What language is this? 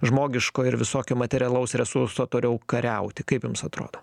Lithuanian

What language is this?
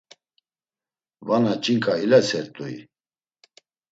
Laz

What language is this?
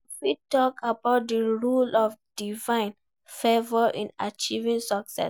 Nigerian Pidgin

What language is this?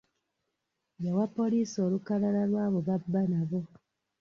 Ganda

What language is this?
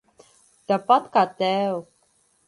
Latvian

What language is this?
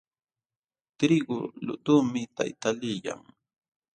Jauja Wanca Quechua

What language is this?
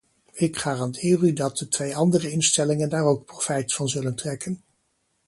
Dutch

